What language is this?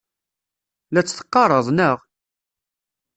Kabyle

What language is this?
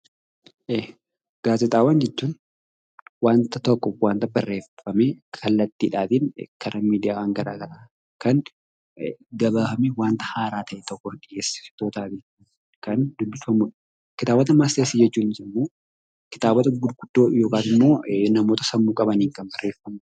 Oromo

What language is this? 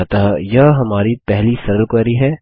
Hindi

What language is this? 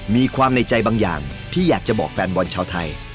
Thai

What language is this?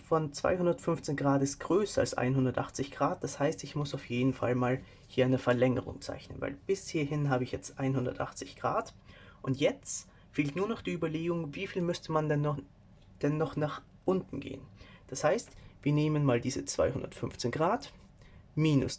German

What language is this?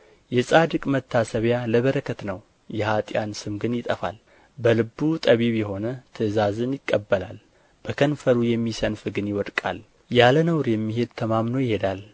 Amharic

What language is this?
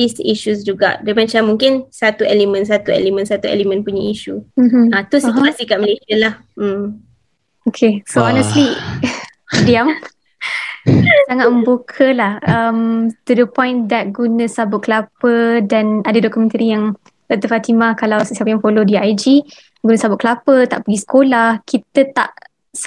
Malay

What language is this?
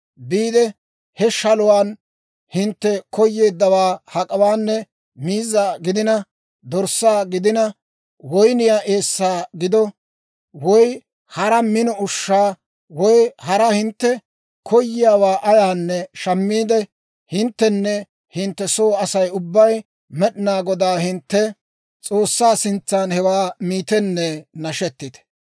Dawro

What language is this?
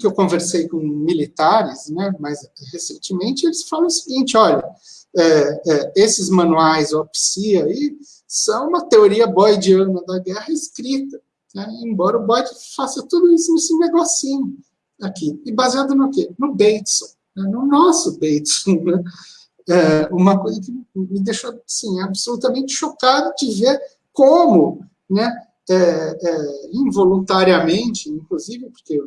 Portuguese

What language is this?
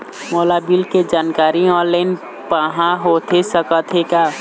Chhattisgarhi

